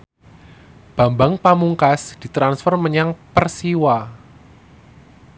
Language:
Javanese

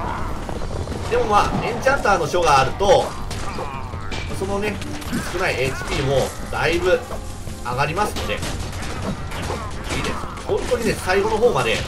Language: Japanese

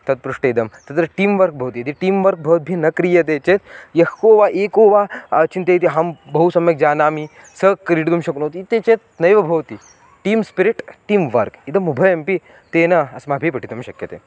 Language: Sanskrit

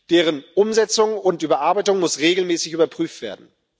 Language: German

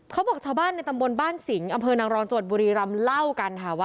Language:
Thai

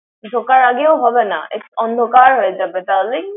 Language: Bangla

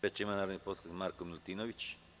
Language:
Serbian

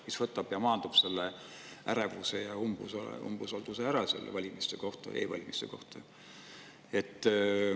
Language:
Estonian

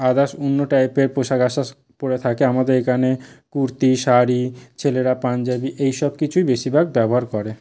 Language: Bangla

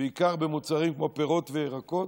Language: Hebrew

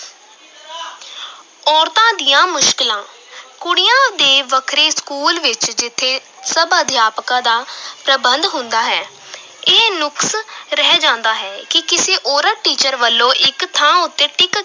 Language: Punjabi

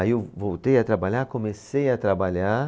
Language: Portuguese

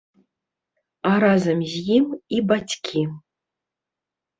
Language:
Belarusian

